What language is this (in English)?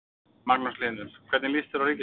Icelandic